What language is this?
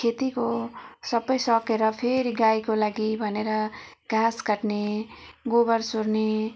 Nepali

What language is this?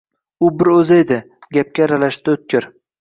Uzbek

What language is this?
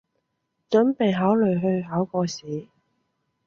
Cantonese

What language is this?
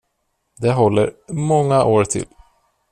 Swedish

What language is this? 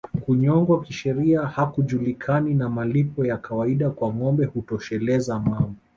Swahili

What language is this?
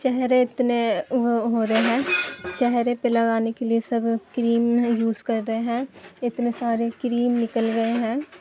Urdu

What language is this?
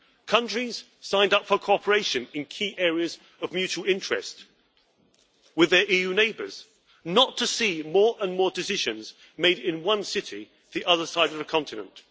English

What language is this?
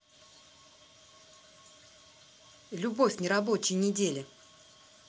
Russian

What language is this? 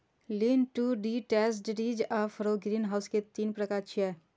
Maithili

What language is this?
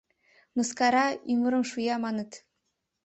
Mari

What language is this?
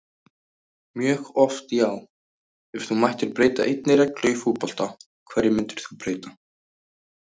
Icelandic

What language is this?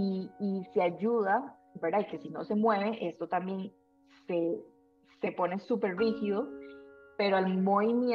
Spanish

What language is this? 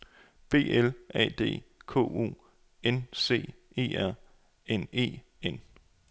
Danish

